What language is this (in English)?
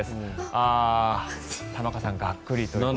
Japanese